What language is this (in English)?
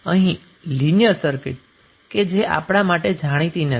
Gujarati